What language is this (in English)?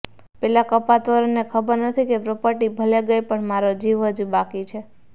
Gujarati